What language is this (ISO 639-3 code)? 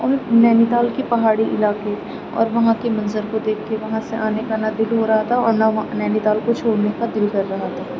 urd